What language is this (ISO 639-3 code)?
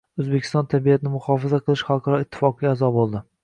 uzb